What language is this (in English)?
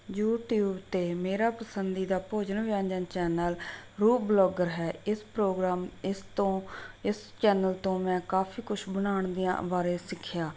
Punjabi